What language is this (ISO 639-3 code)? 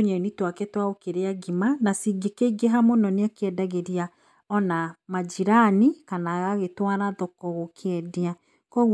kik